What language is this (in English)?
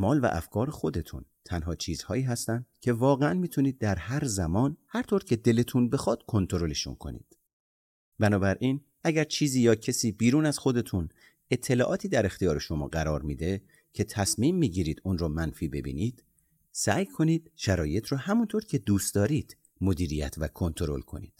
Persian